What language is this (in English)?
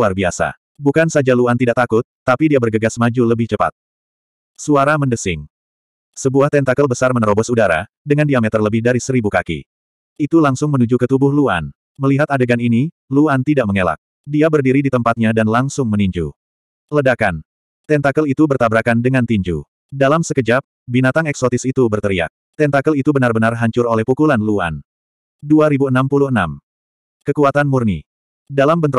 Indonesian